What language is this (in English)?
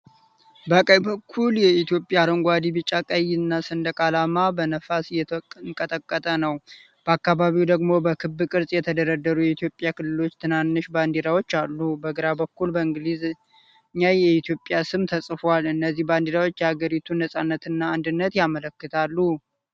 Amharic